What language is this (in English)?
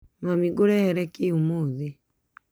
Kikuyu